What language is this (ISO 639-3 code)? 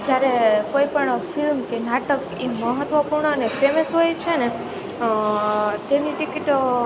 guj